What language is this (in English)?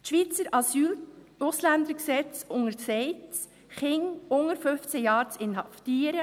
Swiss German